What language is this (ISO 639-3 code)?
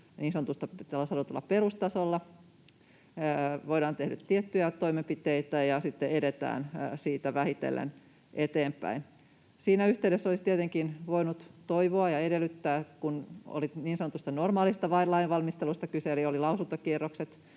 fin